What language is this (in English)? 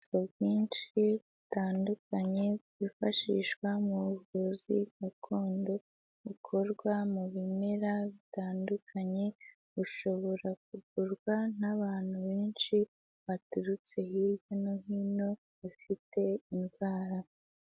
Kinyarwanda